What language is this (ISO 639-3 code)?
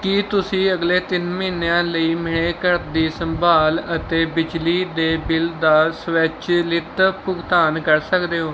pan